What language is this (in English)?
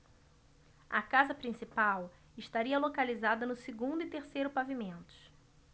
Portuguese